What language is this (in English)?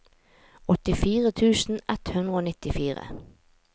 Norwegian